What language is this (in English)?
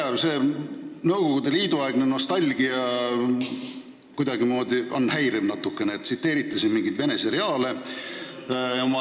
Estonian